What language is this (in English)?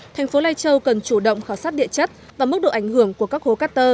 Vietnamese